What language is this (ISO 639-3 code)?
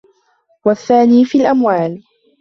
ara